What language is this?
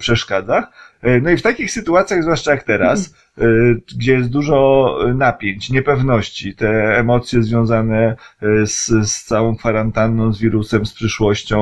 Polish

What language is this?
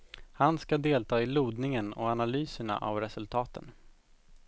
Swedish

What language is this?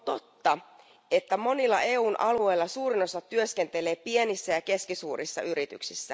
Finnish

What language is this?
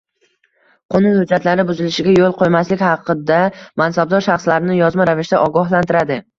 Uzbek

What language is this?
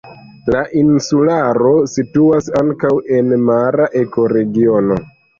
Esperanto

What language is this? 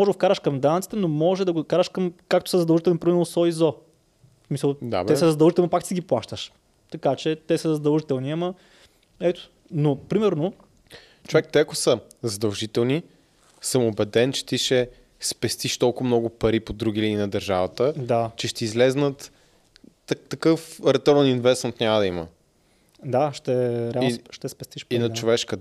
Bulgarian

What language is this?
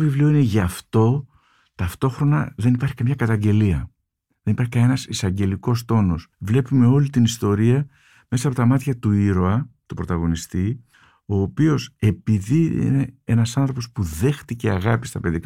Greek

